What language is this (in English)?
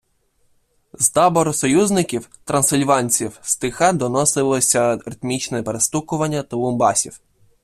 Ukrainian